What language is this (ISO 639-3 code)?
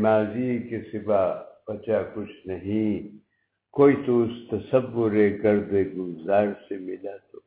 urd